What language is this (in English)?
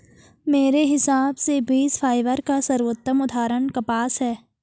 Hindi